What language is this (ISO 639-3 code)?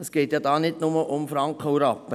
gsw